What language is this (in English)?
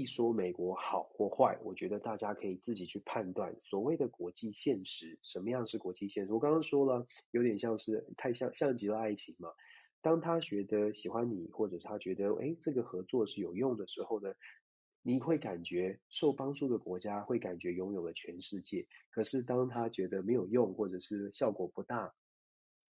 Chinese